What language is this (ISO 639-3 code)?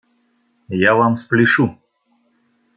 rus